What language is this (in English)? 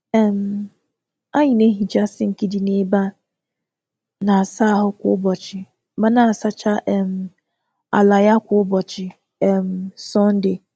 Igbo